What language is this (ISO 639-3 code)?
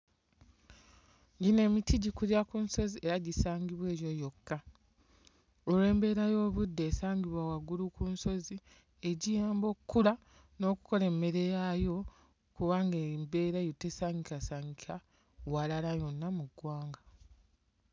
lug